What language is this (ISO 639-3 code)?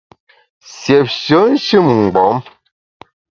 bax